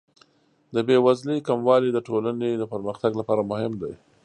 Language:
Pashto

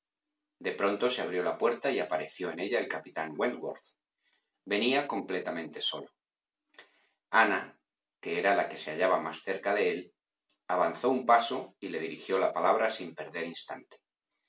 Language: Spanish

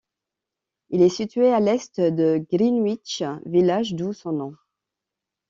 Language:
French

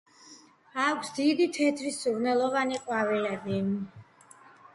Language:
Georgian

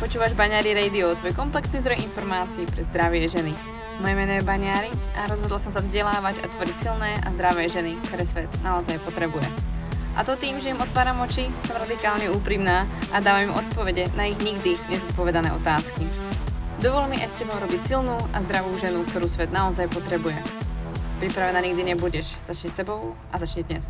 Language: Slovak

